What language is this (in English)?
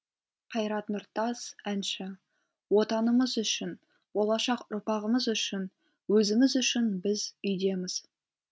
Kazakh